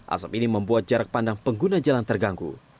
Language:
Indonesian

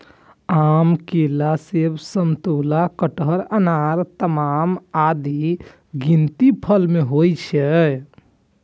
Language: Maithili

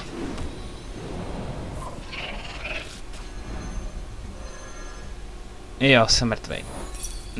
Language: Czech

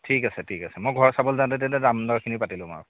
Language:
Assamese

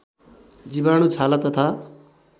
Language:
Nepali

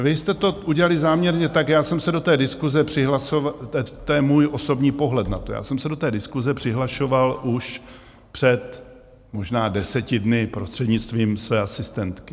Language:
Czech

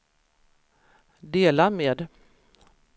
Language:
Swedish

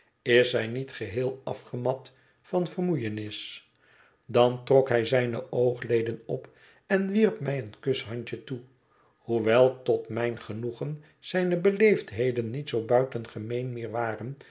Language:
Dutch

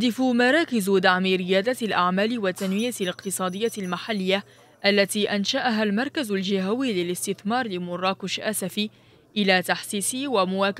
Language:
Arabic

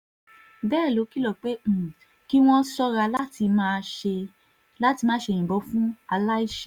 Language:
Yoruba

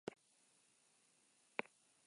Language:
Basque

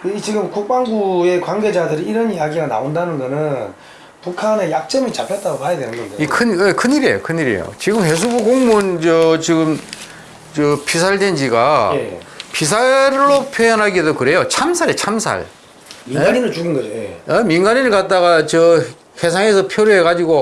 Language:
Korean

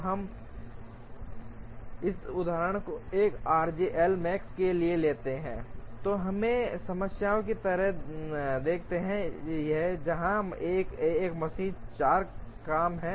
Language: Hindi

